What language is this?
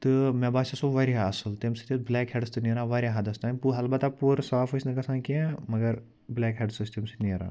Kashmiri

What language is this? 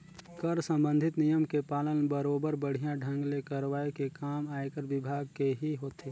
Chhattisgarhi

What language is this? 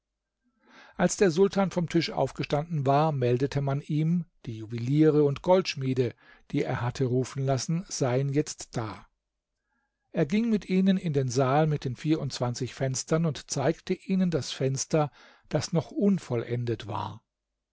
German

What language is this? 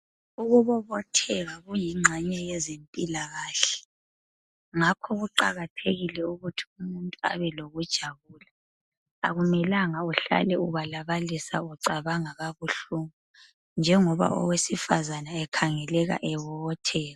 North Ndebele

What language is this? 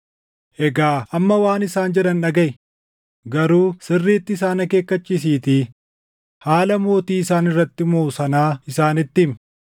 Oromo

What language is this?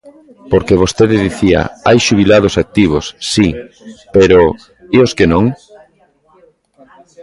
Galician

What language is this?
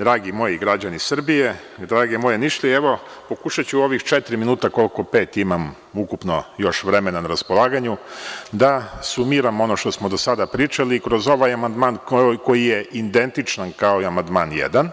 Serbian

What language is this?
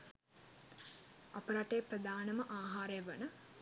Sinhala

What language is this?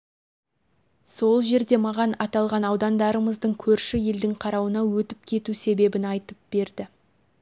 Kazakh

